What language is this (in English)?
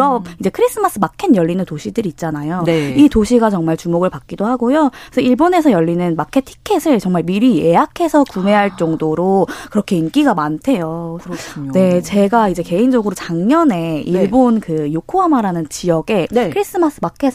Korean